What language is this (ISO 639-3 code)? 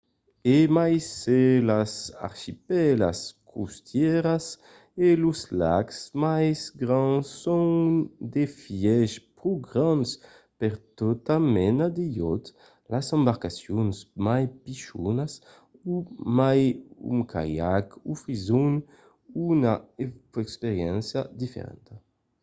oci